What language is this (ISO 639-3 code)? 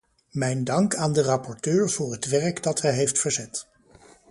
nld